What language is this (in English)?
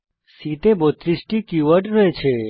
Bangla